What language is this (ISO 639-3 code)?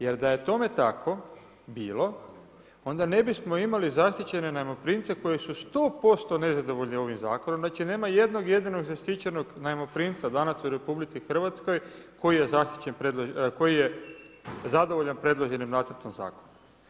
hrv